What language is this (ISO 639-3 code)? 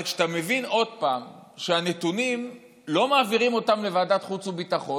heb